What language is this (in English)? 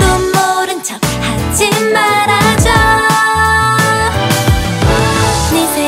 Korean